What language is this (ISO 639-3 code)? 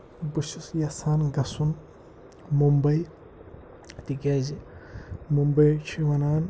kas